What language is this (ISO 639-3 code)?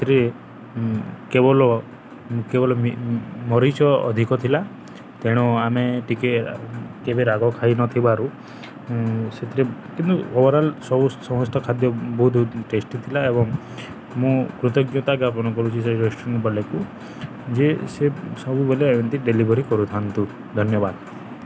ori